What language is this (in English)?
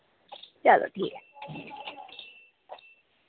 Dogri